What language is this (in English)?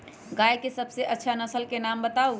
Magahi